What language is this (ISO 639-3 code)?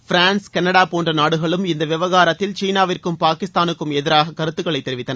tam